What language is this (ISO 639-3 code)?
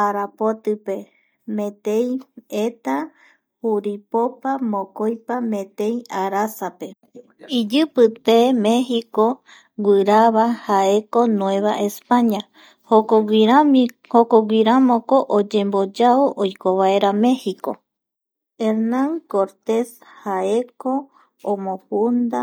gui